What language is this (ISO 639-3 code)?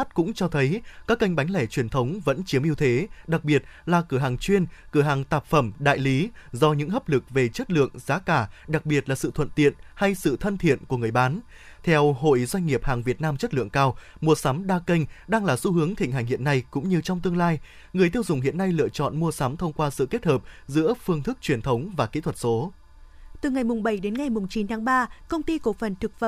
vie